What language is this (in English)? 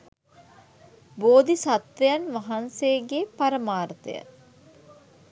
Sinhala